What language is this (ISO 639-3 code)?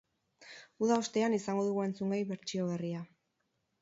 eus